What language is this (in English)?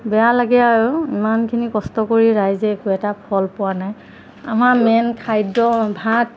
Assamese